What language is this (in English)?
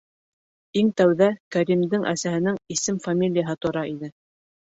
Bashkir